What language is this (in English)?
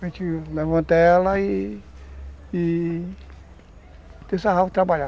Portuguese